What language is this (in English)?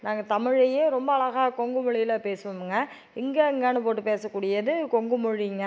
Tamil